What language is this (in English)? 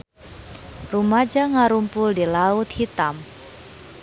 Sundanese